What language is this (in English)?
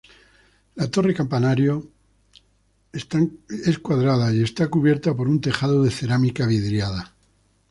Spanish